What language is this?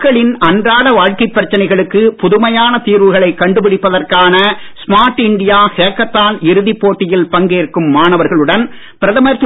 Tamil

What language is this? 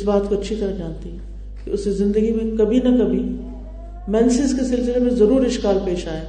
Urdu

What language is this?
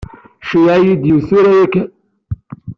Kabyle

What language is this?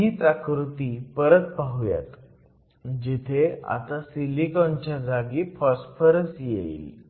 Marathi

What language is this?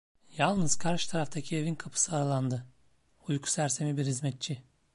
Turkish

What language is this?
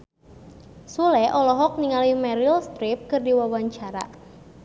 Sundanese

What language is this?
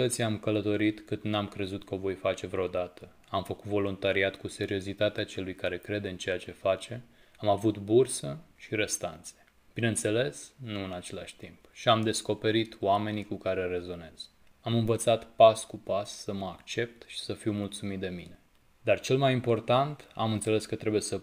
Romanian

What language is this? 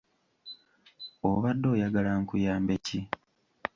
Ganda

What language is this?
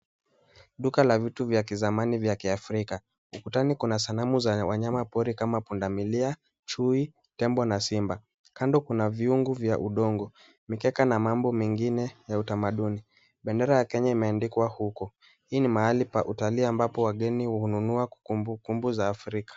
Swahili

